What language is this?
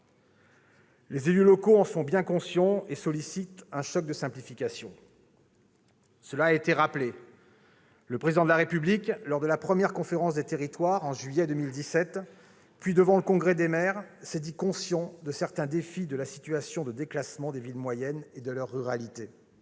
French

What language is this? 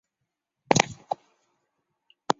Chinese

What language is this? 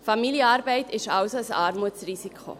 Swiss German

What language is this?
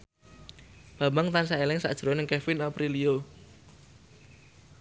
Javanese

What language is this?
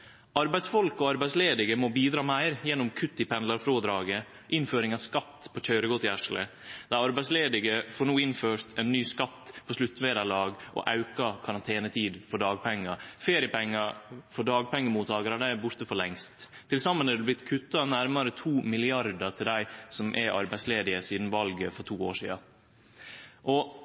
Norwegian Nynorsk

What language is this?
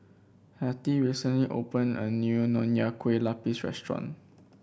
English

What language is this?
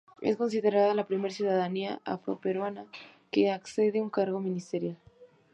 Spanish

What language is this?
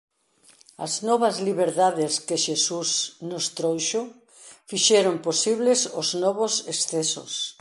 Galician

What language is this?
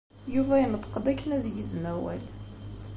Kabyle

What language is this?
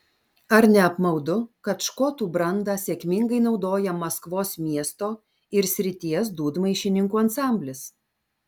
Lithuanian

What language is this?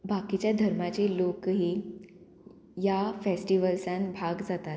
Konkani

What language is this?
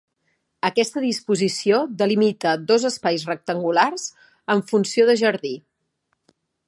Catalan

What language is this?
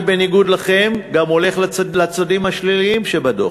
Hebrew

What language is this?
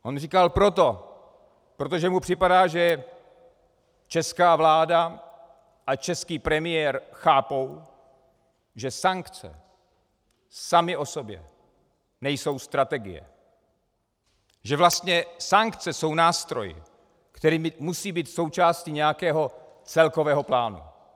Czech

